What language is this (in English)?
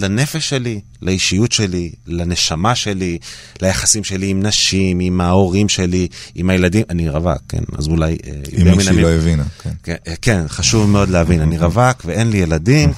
Hebrew